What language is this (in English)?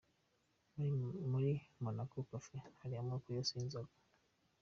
Kinyarwanda